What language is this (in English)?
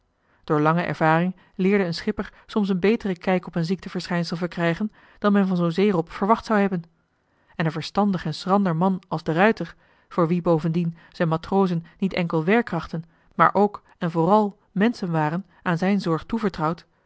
Dutch